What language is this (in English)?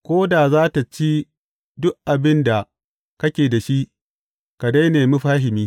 Hausa